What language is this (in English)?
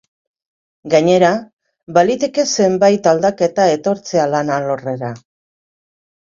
Basque